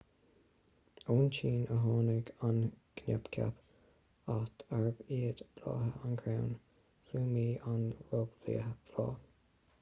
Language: Irish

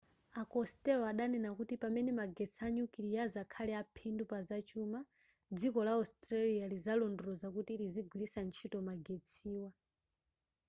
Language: Nyanja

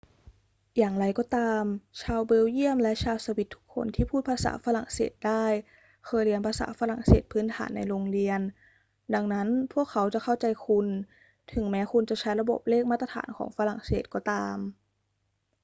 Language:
Thai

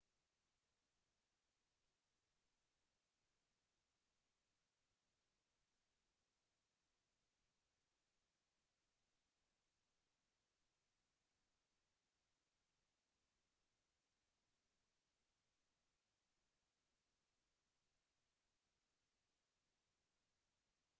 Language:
Central Kurdish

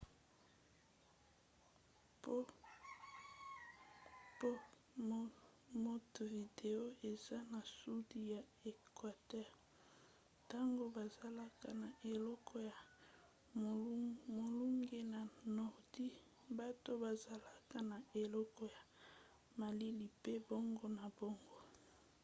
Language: Lingala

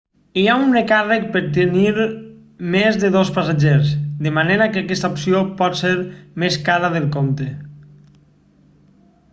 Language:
Catalan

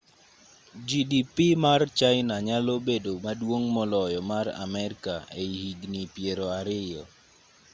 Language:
Luo (Kenya and Tanzania)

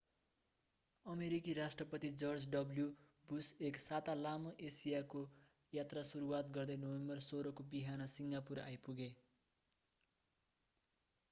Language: Nepali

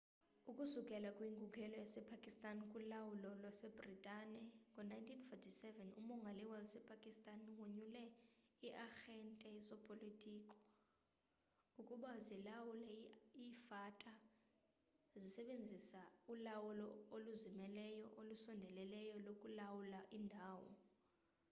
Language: Xhosa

